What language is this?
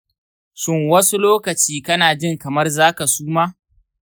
Hausa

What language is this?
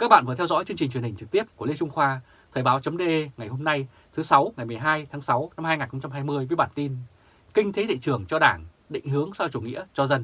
Vietnamese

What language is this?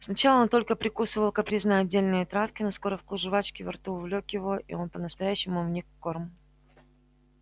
Russian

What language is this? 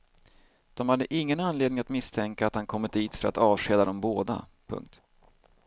Swedish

